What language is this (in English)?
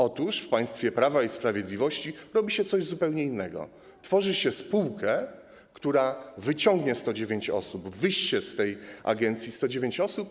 Polish